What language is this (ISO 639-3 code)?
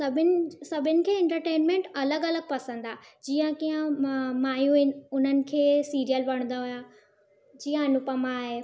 snd